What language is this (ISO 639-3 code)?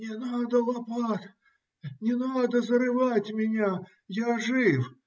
rus